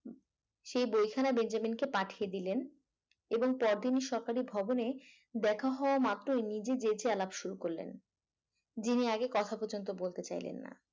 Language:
Bangla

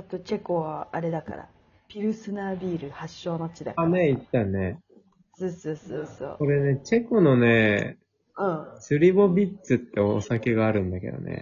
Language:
Japanese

